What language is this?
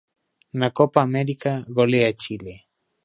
Galician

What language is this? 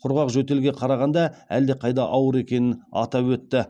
Kazakh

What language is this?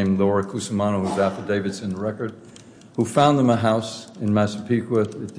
English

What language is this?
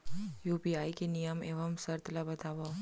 Chhattisgarhi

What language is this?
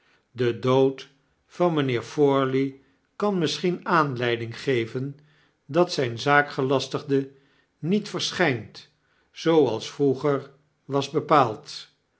Dutch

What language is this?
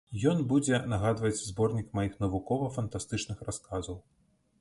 Belarusian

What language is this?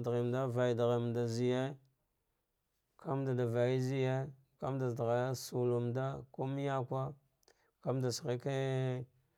Dghwede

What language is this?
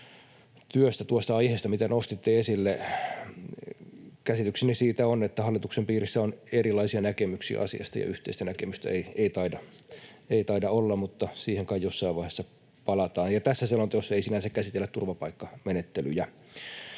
Finnish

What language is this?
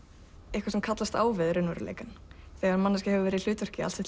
Icelandic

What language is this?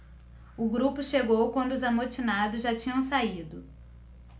Portuguese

